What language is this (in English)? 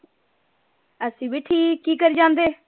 Punjabi